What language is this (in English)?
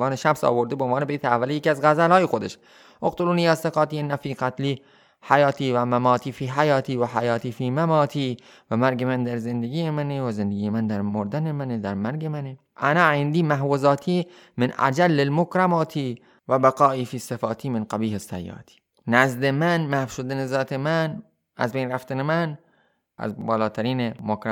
Persian